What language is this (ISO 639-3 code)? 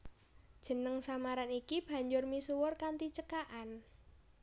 jav